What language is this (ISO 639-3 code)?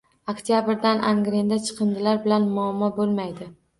uzb